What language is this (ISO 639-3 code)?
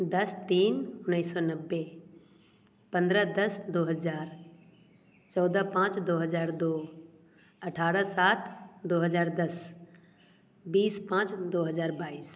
hin